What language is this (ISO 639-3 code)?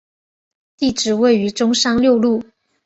zho